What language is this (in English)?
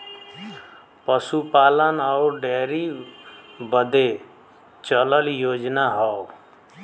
Bhojpuri